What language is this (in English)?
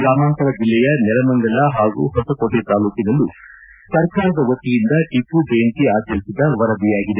Kannada